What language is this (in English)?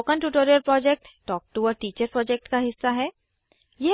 Hindi